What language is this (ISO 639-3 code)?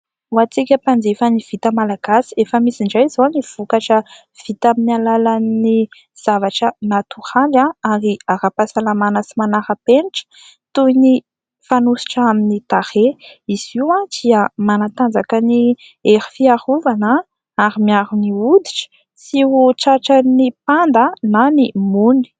mlg